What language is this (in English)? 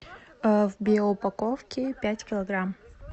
Russian